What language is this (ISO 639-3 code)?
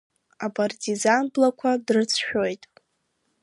abk